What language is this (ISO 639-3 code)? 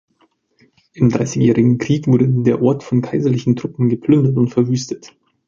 deu